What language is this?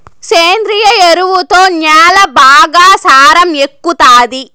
Telugu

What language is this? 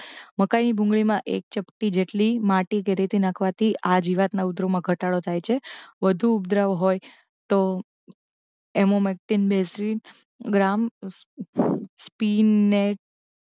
Gujarati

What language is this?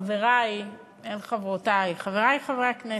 Hebrew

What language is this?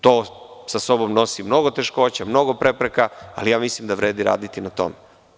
Serbian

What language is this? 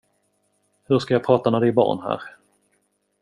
Swedish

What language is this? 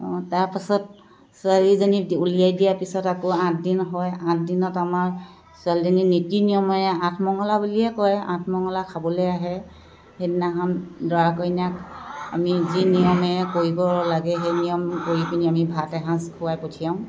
Assamese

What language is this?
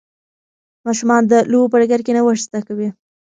Pashto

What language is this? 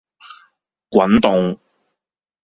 Cantonese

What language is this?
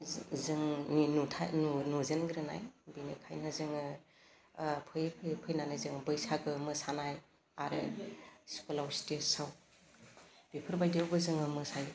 Bodo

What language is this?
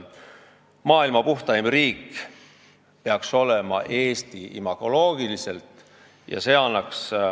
Estonian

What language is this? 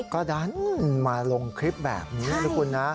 Thai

